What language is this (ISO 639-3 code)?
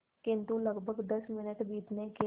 hin